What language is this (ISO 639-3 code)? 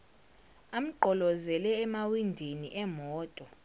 zul